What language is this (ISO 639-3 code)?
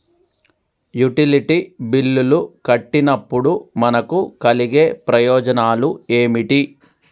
tel